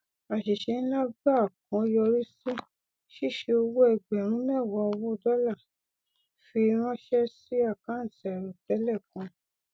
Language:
Yoruba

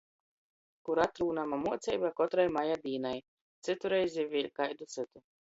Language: Latgalian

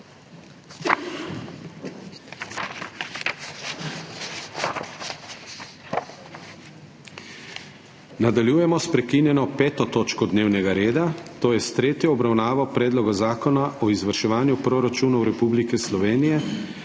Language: Slovenian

